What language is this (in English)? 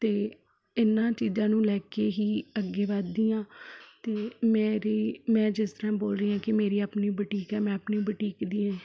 Punjabi